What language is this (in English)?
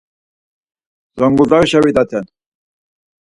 Laz